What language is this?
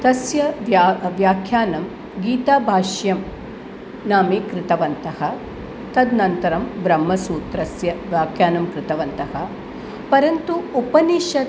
Sanskrit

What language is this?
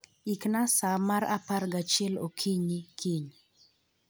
Luo (Kenya and Tanzania)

